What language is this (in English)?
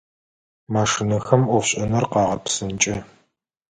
Adyghe